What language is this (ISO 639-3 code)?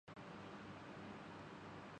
urd